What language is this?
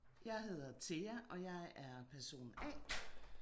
Danish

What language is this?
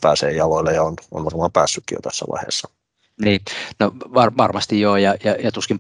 Finnish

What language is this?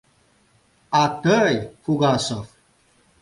Mari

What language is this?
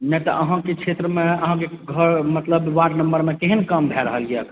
Maithili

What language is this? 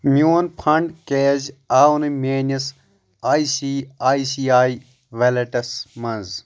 Kashmiri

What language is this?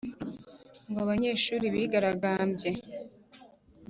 Kinyarwanda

